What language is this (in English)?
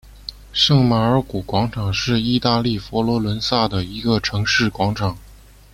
Chinese